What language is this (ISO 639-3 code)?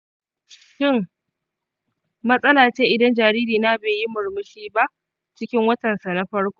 hau